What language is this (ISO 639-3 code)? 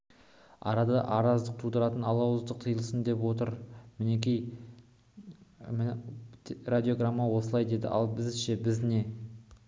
kaz